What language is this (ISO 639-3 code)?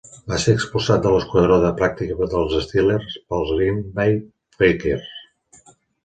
cat